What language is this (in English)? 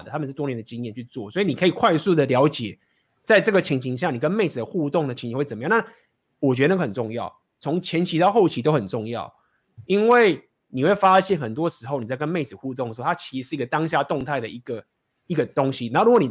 Chinese